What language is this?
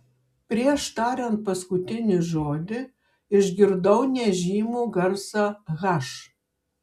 Lithuanian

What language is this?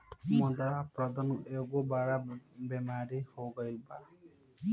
Bhojpuri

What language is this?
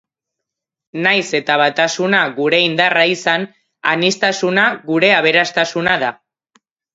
Basque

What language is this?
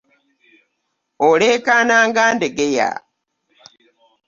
Ganda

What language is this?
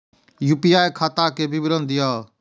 Maithili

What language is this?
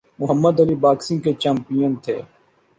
Urdu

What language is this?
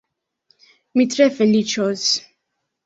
Esperanto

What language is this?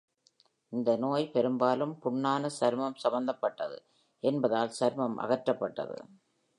Tamil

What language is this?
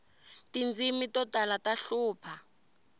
Tsonga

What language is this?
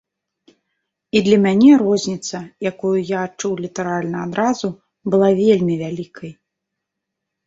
Belarusian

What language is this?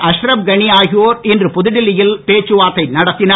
Tamil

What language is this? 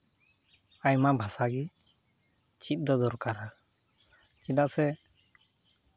Santali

